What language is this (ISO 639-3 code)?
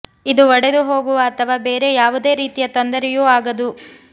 kan